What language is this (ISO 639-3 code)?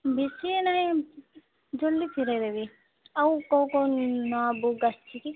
ori